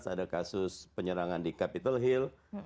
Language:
Indonesian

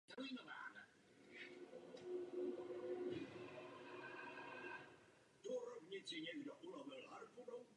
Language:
Czech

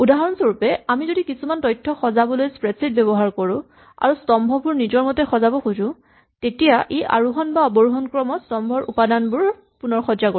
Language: Assamese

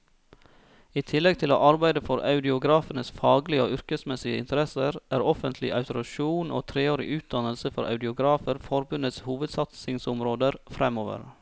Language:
Norwegian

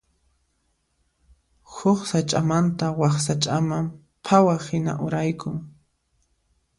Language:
Puno Quechua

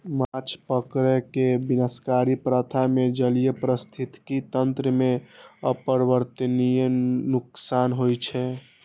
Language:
Maithili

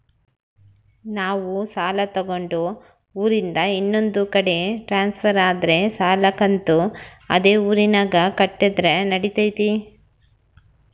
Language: Kannada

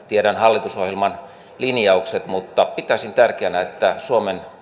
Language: Finnish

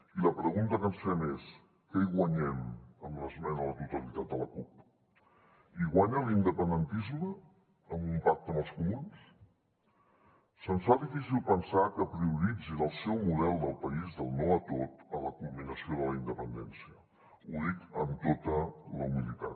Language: Catalan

